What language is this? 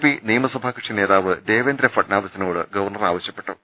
Malayalam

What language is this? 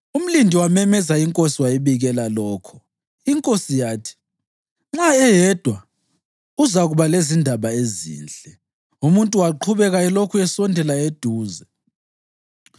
North Ndebele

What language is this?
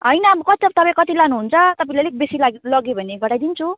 Nepali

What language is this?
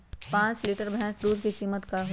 Magahi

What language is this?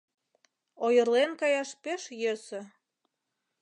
Mari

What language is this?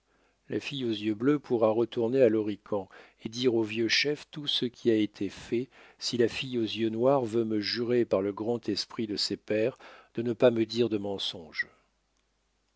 French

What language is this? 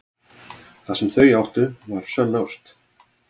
Icelandic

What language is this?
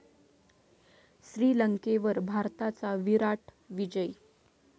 Marathi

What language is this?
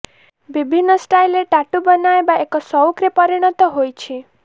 Odia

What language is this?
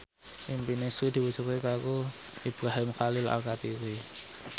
Javanese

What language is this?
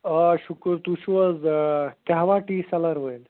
Kashmiri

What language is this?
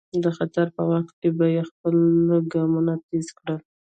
Pashto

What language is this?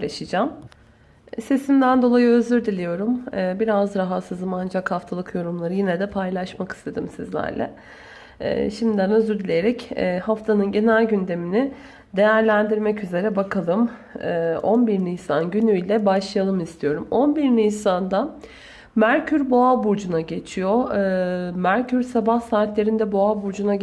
Turkish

